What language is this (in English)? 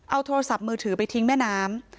Thai